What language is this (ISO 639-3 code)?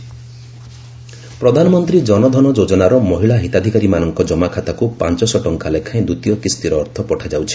ori